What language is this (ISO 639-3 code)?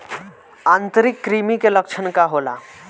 bho